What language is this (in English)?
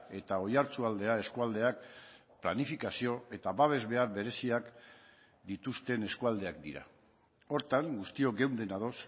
Basque